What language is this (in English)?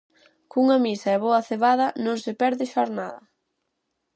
Galician